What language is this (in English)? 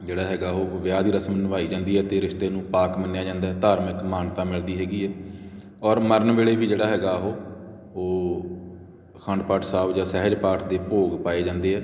Punjabi